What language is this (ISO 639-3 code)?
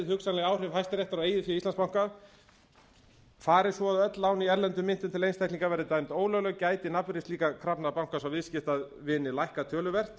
isl